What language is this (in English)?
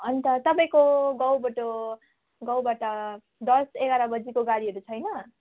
Nepali